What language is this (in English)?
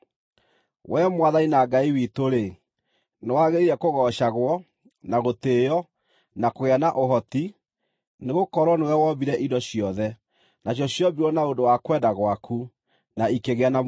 Kikuyu